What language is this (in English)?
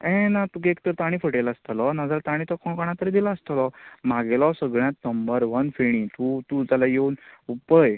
Konkani